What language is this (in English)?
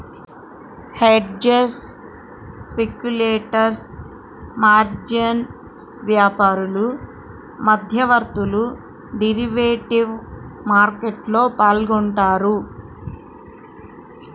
Telugu